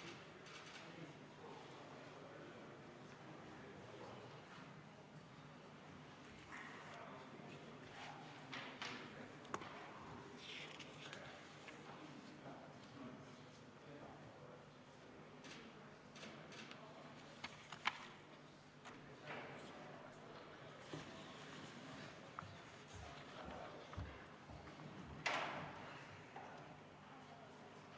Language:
Estonian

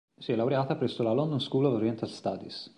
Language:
Italian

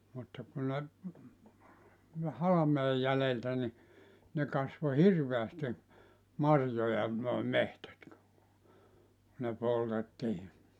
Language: Finnish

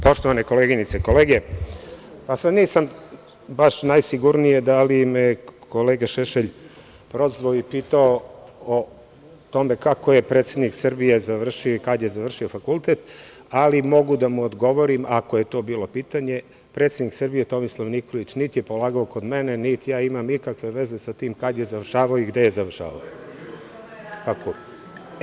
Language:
Serbian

